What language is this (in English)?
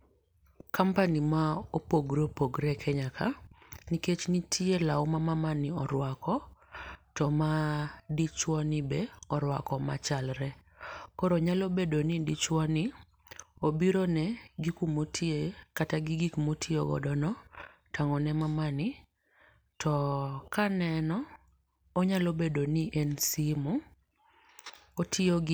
Luo (Kenya and Tanzania)